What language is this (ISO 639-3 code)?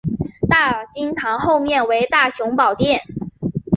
zho